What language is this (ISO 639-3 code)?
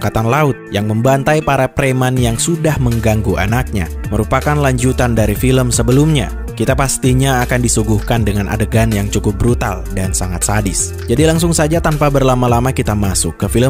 ind